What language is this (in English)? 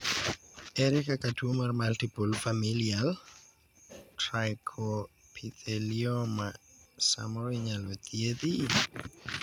Luo (Kenya and Tanzania)